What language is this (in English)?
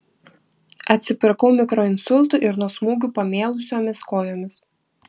Lithuanian